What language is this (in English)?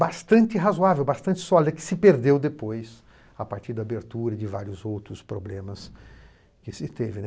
Portuguese